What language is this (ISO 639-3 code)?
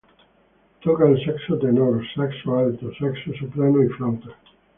spa